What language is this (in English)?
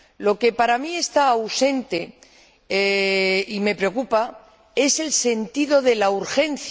Spanish